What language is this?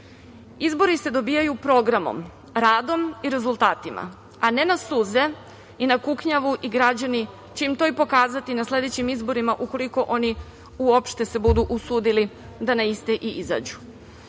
Serbian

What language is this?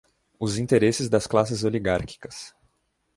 Portuguese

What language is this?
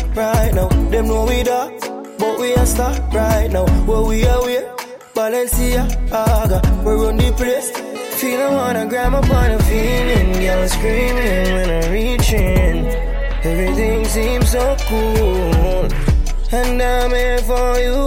English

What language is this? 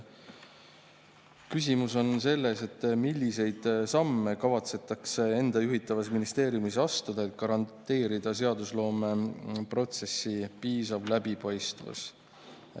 Estonian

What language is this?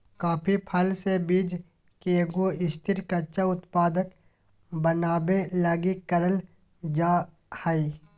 Magahi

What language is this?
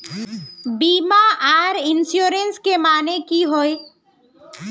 Magahi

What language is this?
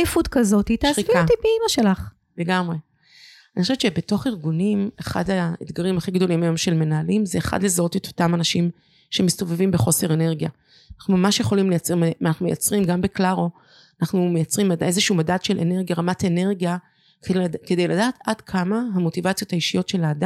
Hebrew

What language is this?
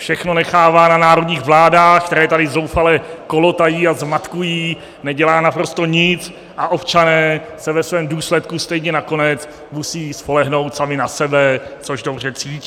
Czech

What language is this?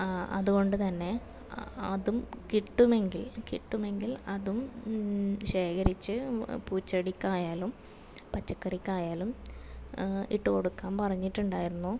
Malayalam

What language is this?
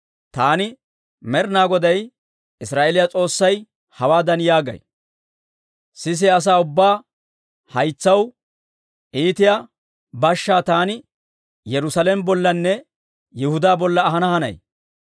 Dawro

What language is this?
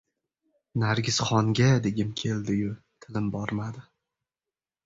Uzbek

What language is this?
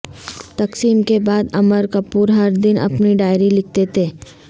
Urdu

